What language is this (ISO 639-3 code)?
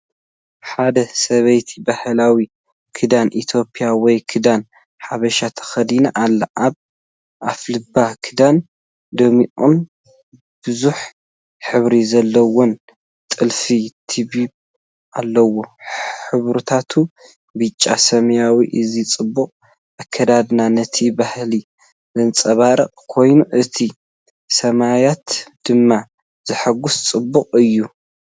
tir